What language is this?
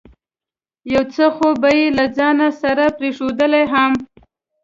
Pashto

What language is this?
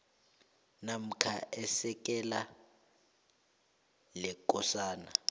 South Ndebele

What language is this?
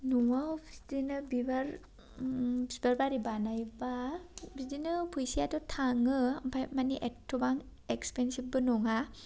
Bodo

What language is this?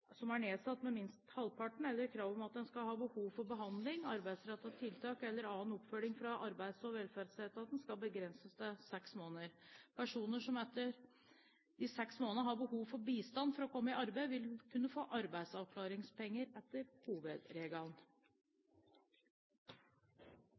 Norwegian Bokmål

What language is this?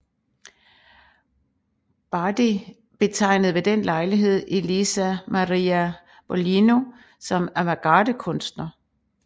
Danish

